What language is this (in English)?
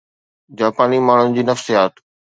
Sindhi